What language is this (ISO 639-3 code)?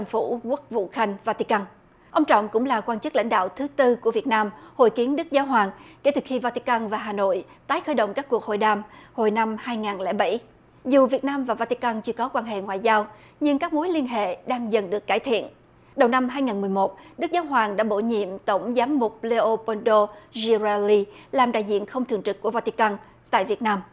vie